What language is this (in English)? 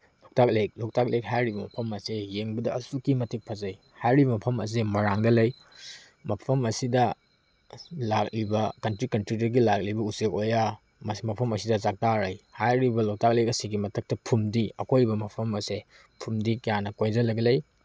Manipuri